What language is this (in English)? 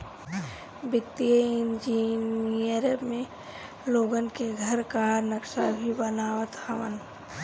Bhojpuri